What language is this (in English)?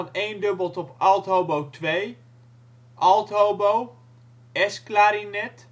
Dutch